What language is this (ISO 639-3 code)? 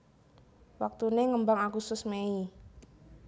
jav